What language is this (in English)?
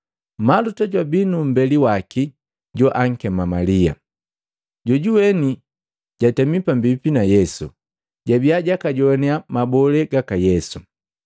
Matengo